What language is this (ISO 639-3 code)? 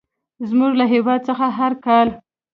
pus